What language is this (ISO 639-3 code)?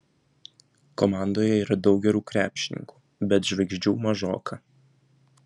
lit